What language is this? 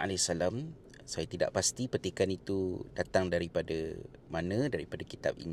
Malay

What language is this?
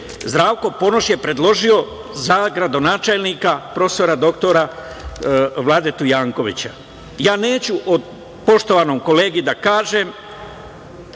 Serbian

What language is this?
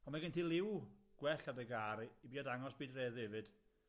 Welsh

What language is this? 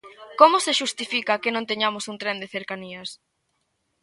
Galician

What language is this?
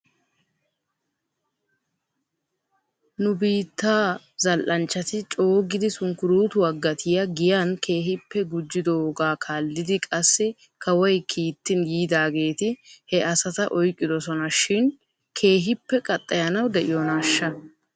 Wolaytta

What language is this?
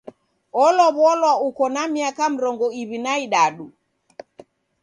Taita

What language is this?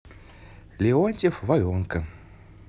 Russian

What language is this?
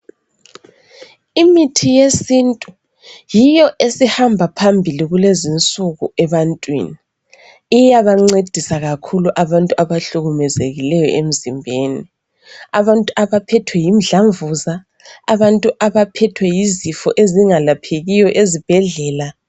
North Ndebele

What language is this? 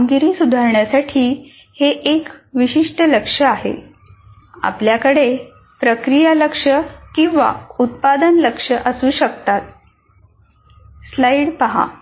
Marathi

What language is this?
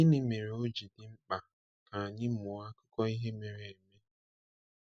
Igbo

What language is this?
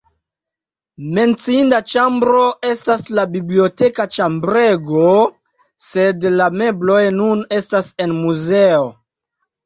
Esperanto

